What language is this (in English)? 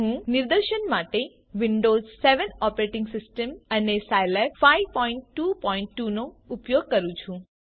Gujarati